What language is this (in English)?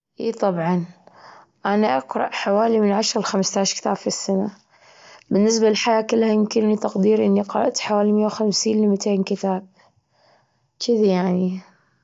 Gulf Arabic